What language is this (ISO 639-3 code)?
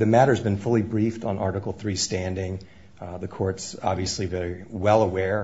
eng